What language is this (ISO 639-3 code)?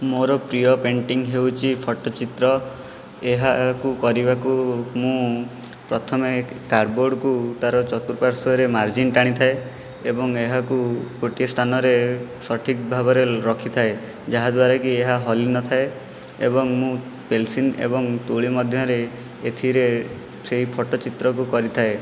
ori